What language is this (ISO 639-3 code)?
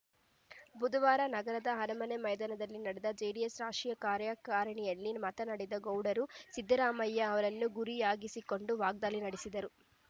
kan